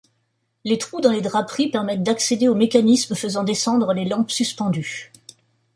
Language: French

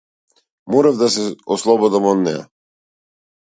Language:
Macedonian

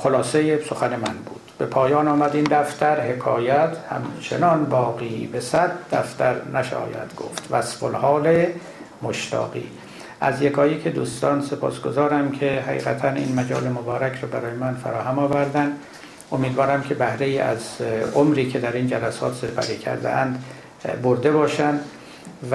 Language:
Persian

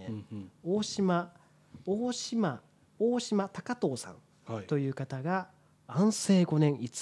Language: Japanese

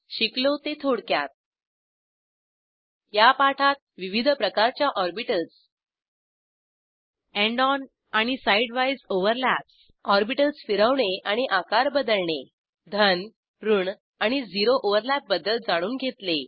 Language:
Marathi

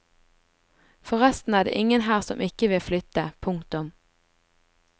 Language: Norwegian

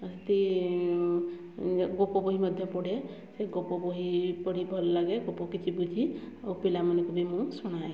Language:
Odia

